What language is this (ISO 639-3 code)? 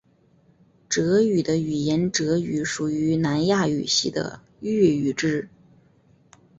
zho